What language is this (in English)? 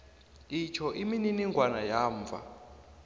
South Ndebele